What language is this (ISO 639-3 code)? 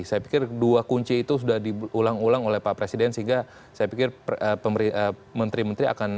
ind